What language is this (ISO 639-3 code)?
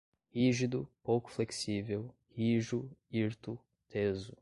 por